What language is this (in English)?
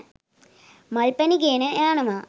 Sinhala